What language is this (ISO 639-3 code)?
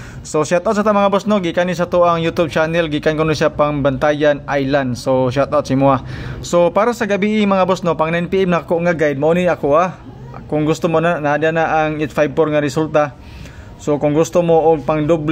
fil